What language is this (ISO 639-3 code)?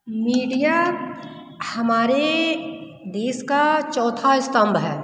hin